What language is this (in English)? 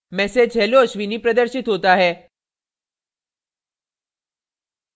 Hindi